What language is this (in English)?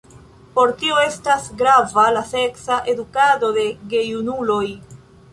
Esperanto